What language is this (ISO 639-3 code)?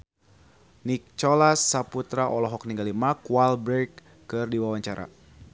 sun